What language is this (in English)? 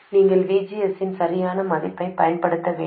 Tamil